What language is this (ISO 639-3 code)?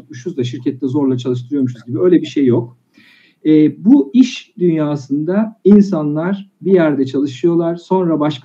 tur